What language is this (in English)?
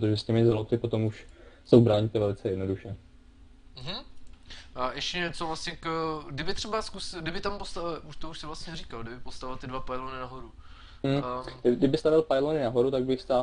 Czech